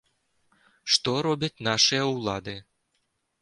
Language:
Belarusian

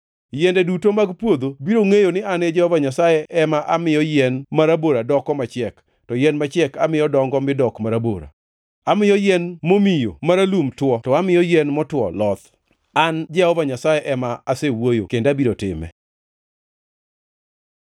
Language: Luo (Kenya and Tanzania)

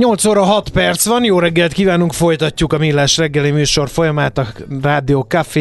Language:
Hungarian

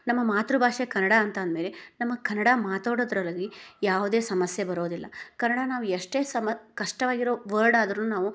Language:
Kannada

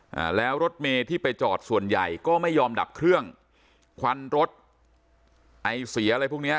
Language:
Thai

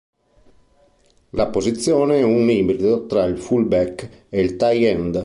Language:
Italian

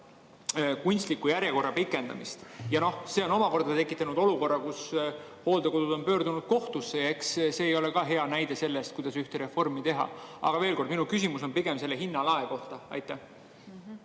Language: Estonian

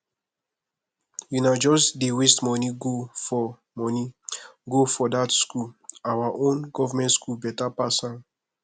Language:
Nigerian Pidgin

